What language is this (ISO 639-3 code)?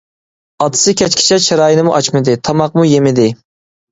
uig